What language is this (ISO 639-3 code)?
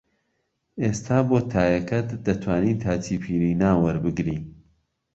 ckb